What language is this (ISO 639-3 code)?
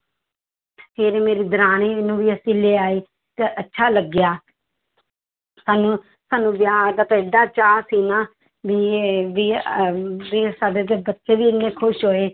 pan